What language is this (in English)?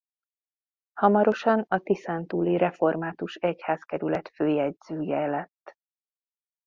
Hungarian